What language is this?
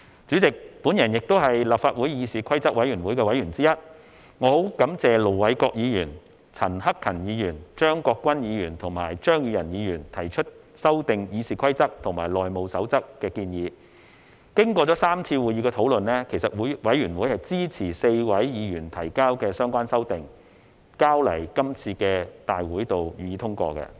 Cantonese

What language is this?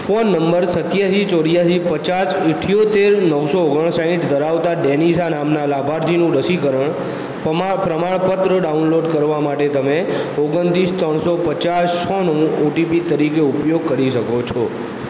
Gujarati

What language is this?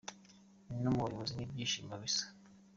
Kinyarwanda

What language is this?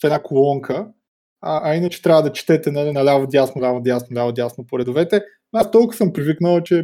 Bulgarian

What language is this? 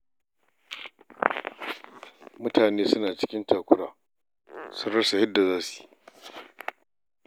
Hausa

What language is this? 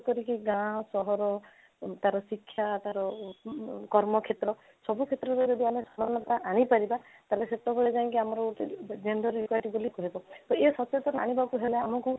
Odia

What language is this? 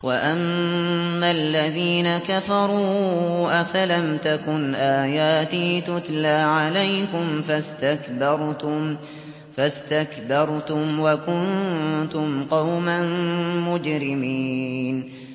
Arabic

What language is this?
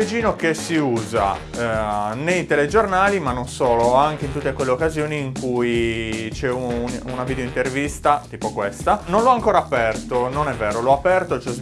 Italian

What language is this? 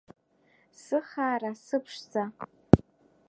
Abkhazian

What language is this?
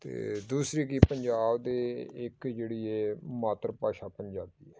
Punjabi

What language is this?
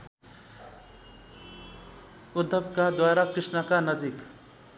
Nepali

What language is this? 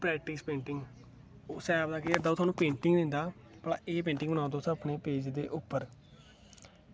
Dogri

